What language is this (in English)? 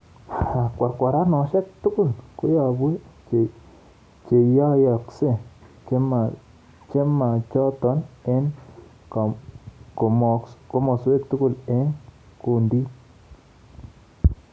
Kalenjin